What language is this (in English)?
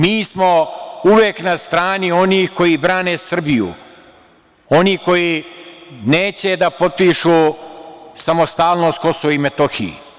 Serbian